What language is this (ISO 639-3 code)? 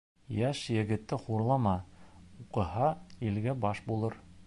bak